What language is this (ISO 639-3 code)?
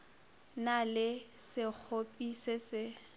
nso